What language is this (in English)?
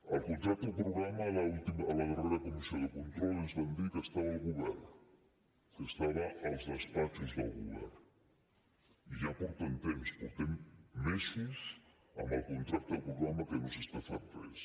Catalan